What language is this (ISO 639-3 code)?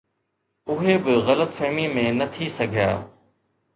snd